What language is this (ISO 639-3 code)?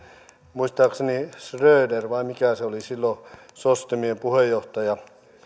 fin